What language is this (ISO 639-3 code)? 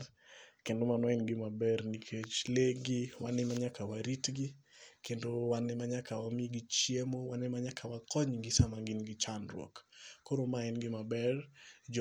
luo